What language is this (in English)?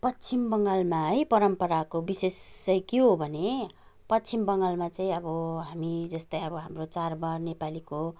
Nepali